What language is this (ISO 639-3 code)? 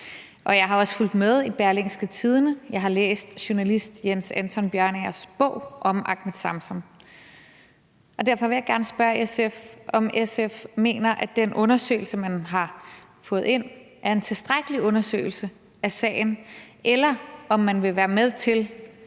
dan